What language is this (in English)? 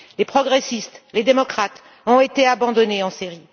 French